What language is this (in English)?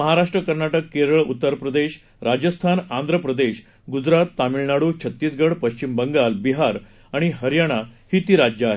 Marathi